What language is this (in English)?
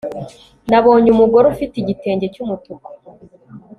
Kinyarwanda